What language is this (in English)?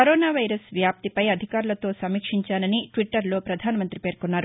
Telugu